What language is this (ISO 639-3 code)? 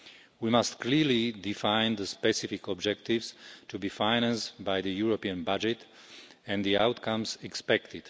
eng